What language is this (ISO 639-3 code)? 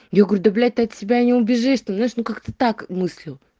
rus